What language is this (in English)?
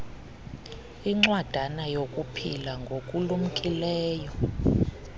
Xhosa